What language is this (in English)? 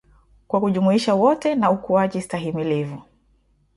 Swahili